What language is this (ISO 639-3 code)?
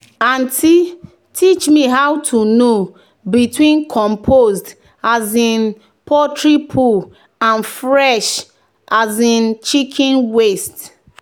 pcm